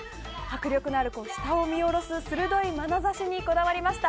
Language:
Japanese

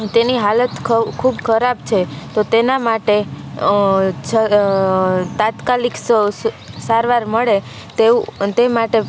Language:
Gujarati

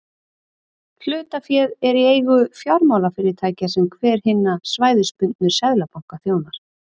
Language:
Icelandic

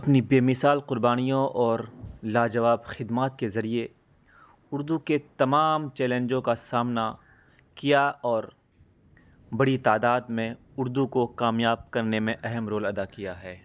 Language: Urdu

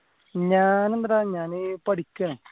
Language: Malayalam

